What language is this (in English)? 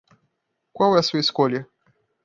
Portuguese